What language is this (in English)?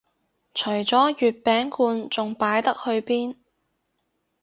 Cantonese